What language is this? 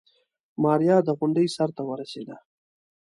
Pashto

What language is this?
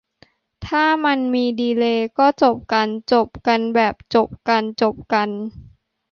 Thai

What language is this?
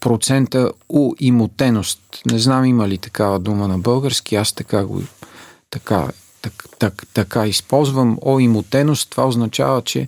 Bulgarian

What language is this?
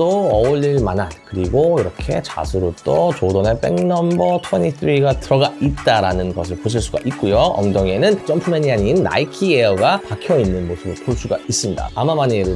Korean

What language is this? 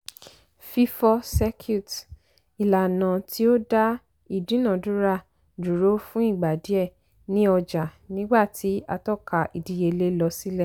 Yoruba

